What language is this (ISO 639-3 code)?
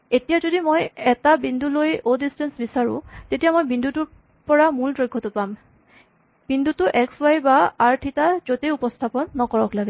asm